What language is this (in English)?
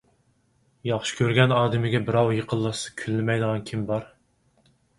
Uyghur